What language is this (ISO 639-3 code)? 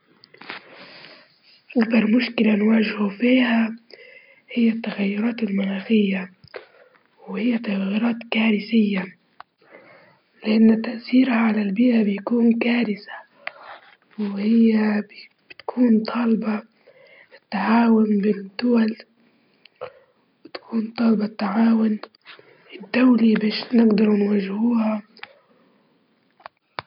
ayl